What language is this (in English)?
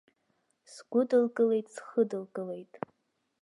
Abkhazian